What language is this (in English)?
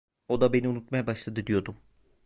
Turkish